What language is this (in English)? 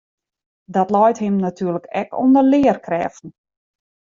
Western Frisian